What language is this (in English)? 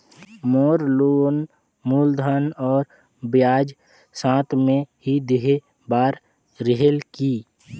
Chhattisgarhi